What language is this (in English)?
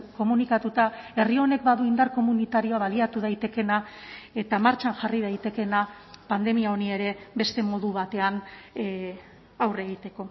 Basque